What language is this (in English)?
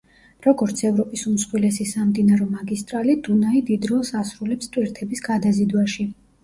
Georgian